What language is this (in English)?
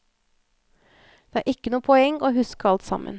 Norwegian